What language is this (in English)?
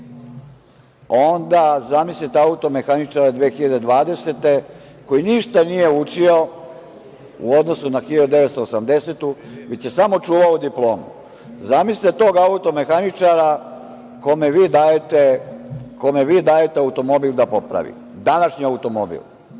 Serbian